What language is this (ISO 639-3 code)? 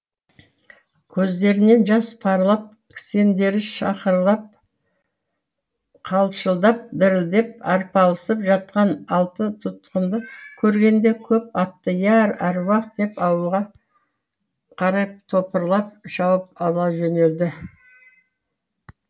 kaz